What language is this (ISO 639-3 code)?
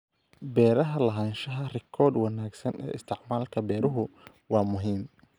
som